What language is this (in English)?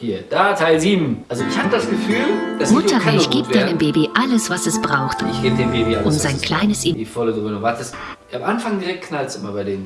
German